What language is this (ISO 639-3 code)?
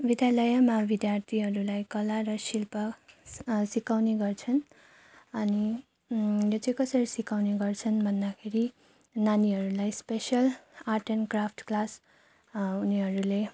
nep